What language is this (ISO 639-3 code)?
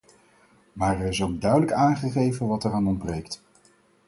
nld